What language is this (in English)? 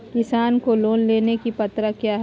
Magahi